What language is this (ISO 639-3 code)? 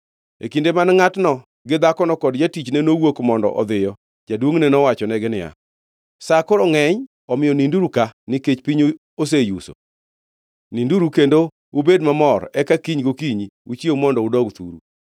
luo